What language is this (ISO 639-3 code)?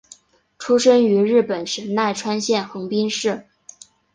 zho